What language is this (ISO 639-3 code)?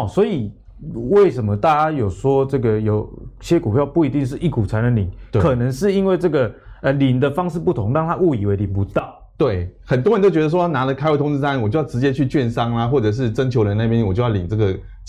zho